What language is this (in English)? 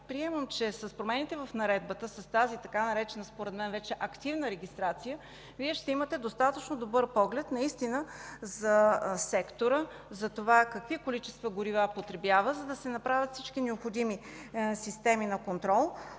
Bulgarian